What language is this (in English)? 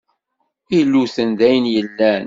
Kabyle